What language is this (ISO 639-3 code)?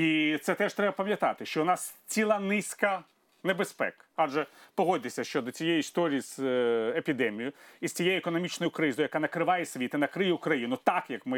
ukr